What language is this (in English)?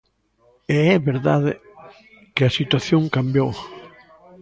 Galician